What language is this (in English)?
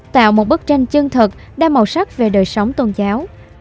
Vietnamese